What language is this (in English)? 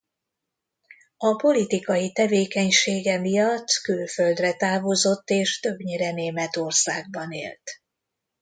Hungarian